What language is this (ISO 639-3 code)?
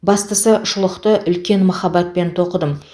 kaz